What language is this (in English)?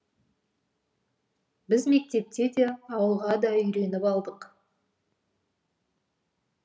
Kazakh